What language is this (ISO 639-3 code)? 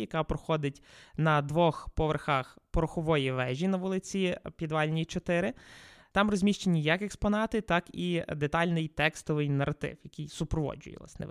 ukr